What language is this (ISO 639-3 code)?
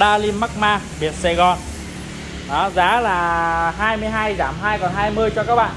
vie